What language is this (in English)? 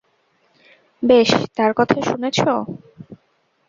Bangla